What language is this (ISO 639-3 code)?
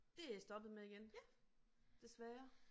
dan